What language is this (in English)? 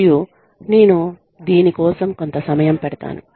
Telugu